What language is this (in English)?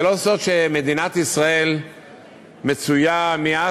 Hebrew